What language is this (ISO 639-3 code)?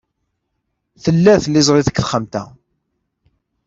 kab